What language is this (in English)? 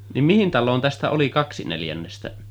Finnish